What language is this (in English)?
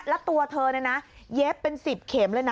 Thai